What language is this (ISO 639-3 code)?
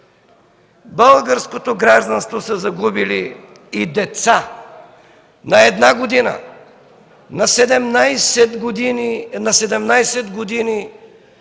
bul